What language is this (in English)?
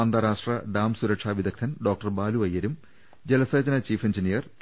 Malayalam